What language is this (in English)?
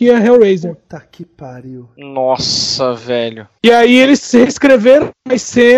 Portuguese